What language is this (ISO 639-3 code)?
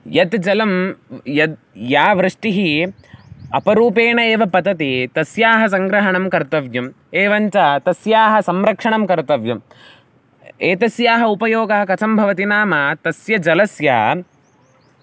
san